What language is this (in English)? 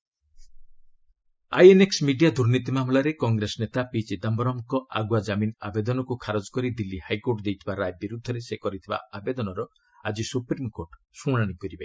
Odia